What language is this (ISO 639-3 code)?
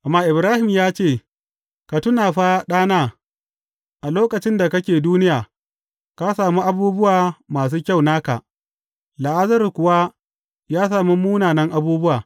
hau